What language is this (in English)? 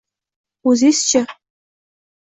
Uzbek